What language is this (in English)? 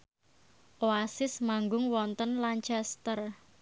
Javanese